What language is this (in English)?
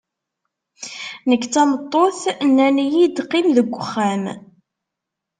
Kabyle